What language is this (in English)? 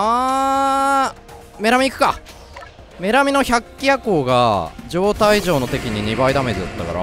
Japanese